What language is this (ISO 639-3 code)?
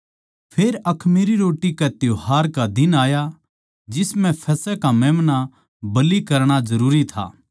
bgc